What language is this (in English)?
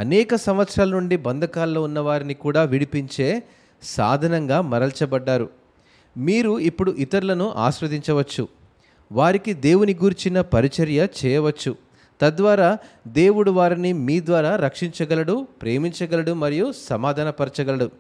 Telugu